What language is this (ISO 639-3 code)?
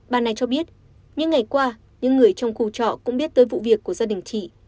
vie